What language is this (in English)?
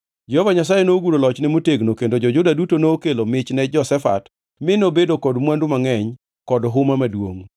Luo (Kenya and Tanzania)